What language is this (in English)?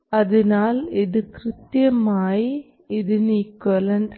Malayalam